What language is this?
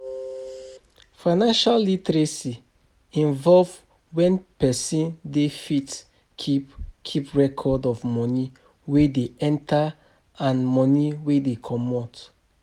Nigerian Pidgin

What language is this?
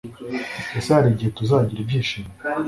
Kinyarwanda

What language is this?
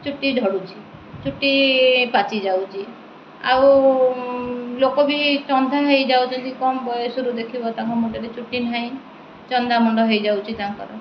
Odia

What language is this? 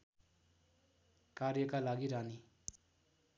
Nepali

